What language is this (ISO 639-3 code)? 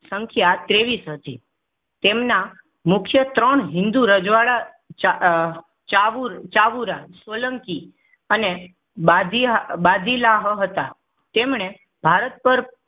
guj